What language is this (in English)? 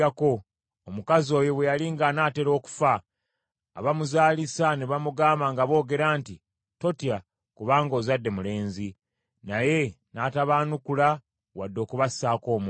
Ganda